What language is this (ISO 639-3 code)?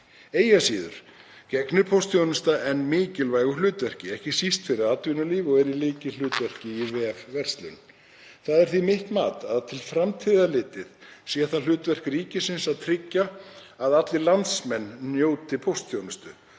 isl